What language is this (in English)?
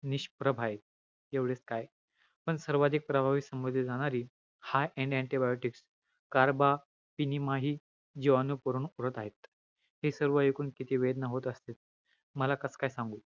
Marathi